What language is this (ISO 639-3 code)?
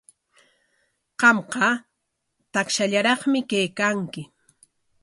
qwa